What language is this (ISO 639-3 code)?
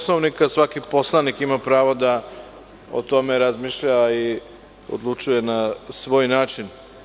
srp